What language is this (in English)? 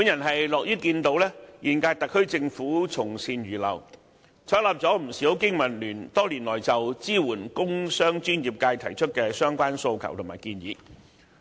Cantonese